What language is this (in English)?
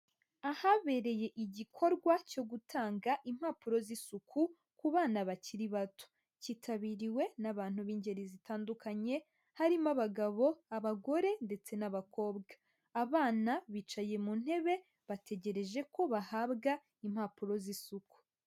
Kinyarwanda